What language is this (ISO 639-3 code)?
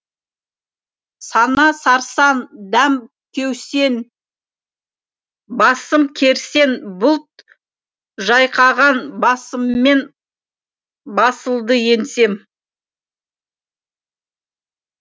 kaz